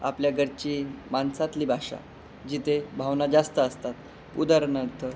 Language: Marathi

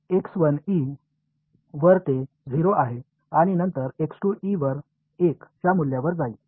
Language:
Marathi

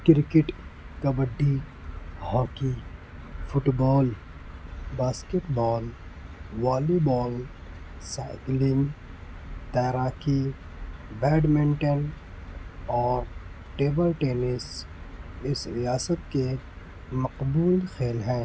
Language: Urdu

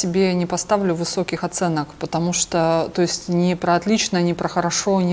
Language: Russian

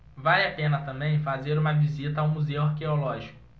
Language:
Portuguese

